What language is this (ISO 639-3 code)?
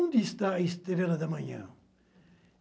por